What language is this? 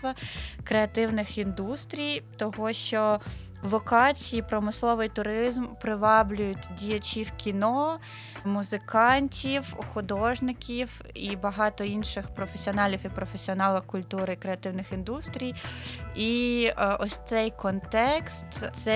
Ukrainian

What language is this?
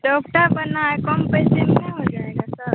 Hindi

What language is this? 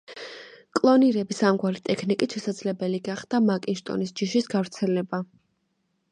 Georgian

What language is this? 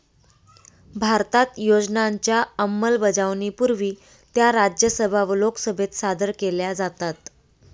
Marathi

